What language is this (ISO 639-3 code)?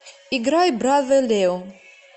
rus